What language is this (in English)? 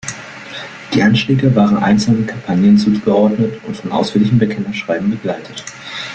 German